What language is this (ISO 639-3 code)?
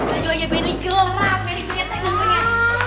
ind